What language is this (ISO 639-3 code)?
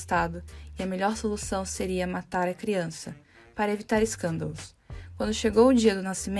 por